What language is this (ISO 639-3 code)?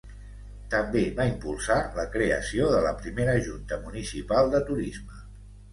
cat